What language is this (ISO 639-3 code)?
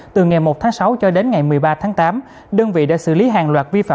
vie